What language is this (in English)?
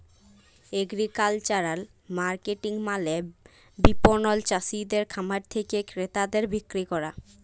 Bangla